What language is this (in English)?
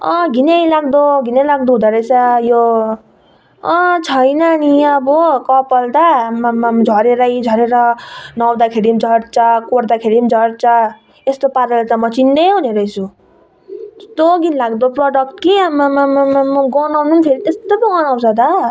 Nepali